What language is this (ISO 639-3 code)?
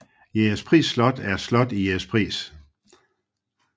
dan